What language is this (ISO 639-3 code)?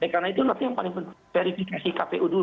ind